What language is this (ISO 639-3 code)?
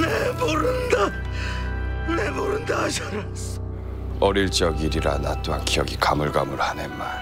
kor